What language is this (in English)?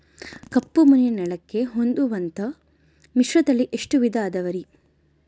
Kannada